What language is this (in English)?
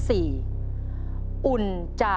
Thai